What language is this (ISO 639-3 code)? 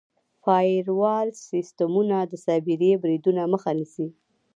pus